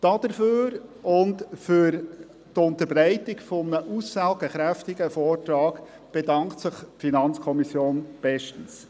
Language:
Swiss German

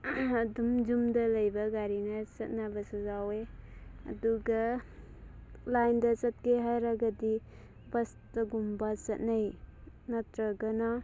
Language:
Manipuri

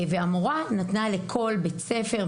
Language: Hebrew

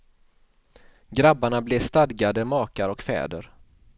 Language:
Swedish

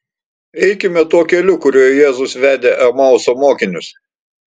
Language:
Lithuanian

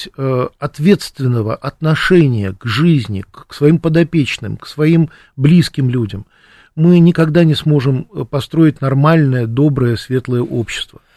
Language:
Russian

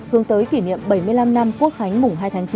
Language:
Vietnamese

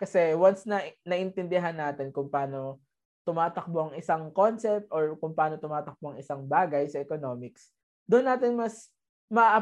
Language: Filipino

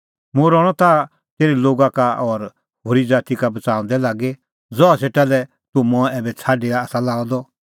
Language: Kullu Pahari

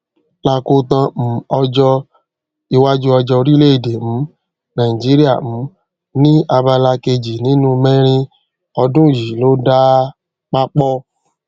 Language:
Yoruba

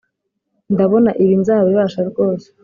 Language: Kinyarwanda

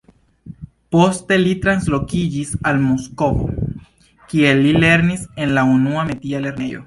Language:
Esperanto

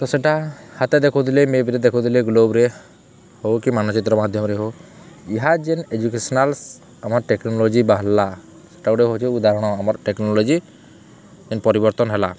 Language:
Odia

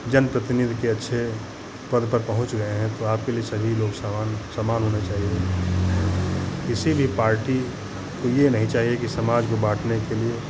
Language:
Hindi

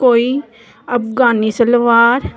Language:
Punjabi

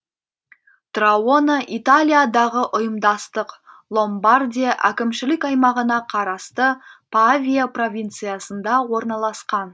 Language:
Kazakh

